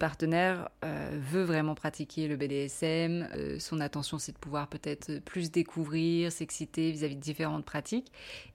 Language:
French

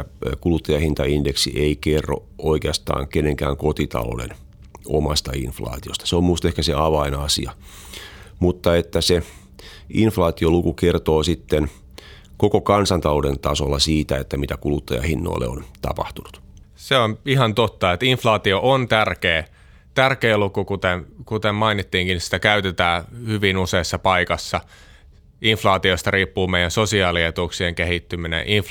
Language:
Finnish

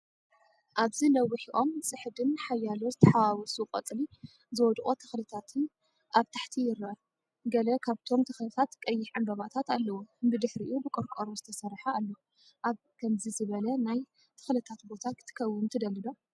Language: Tigrinya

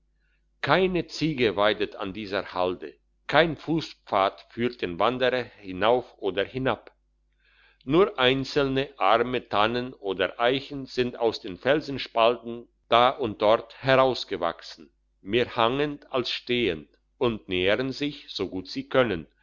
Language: German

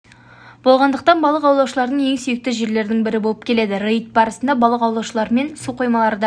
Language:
Kazakh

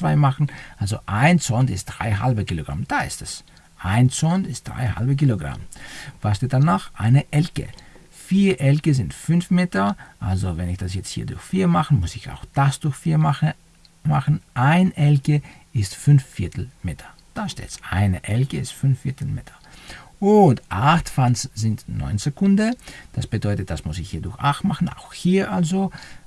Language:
German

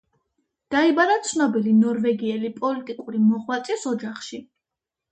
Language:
Georgian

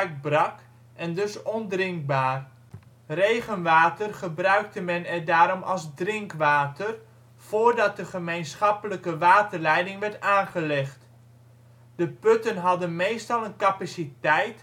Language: Dutch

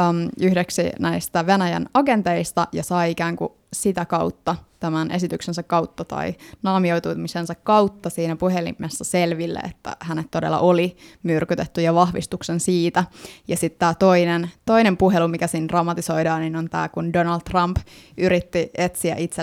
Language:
Finnish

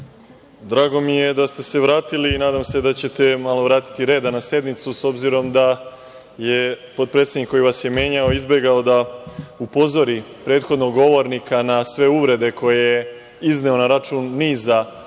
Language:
Serbian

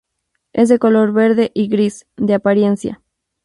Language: Spanish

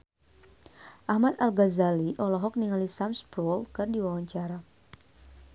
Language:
Sundanese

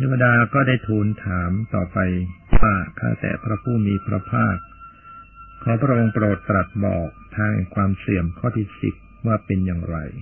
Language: Thai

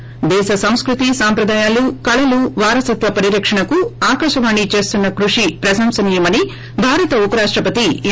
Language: Telugu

